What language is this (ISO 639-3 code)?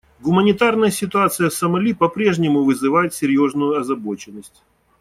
rus